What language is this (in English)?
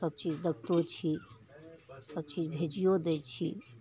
Maithili